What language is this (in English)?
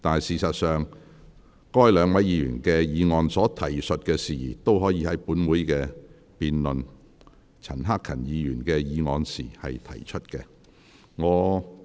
Cantonese